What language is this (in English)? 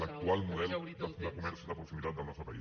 Catalan